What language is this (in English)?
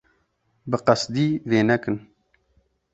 Kurdish